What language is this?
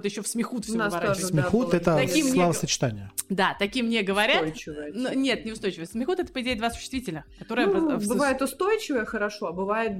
Russian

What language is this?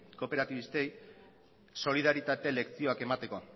Basque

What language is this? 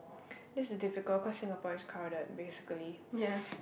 English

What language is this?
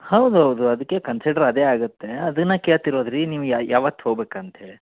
Kannada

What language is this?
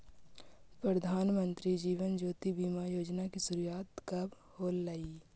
Magahi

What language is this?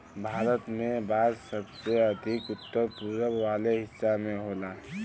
Bhojpuri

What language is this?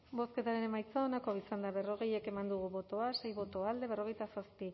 Basque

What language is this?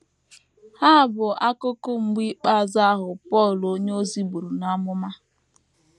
Igbo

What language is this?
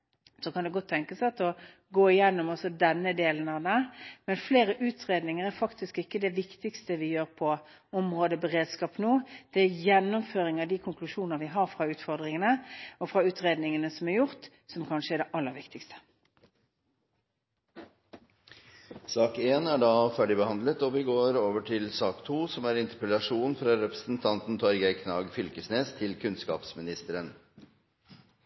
Norwegian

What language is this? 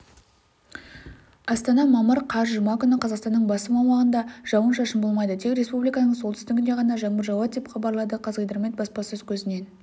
Kazakh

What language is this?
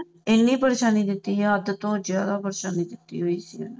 Punjabi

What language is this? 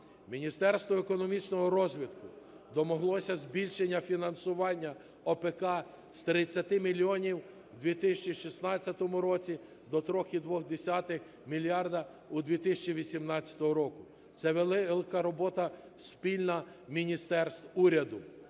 Ukrainian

